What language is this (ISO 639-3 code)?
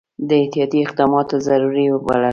pus